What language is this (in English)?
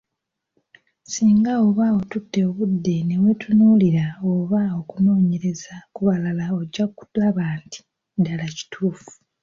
Ganda